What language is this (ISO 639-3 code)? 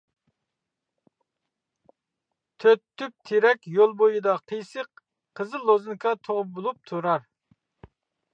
uig